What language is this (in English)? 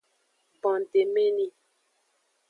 Aja (Benin)